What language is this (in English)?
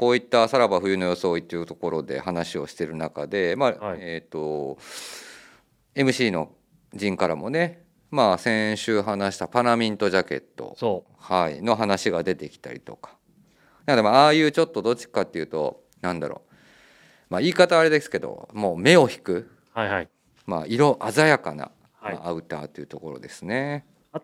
Japanese